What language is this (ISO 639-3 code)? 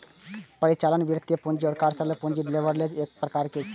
mai